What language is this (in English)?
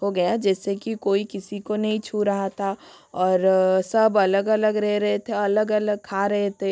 Hindi